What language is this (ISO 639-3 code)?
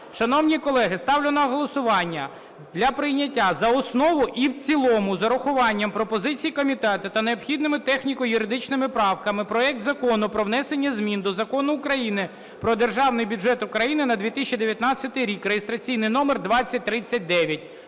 ukr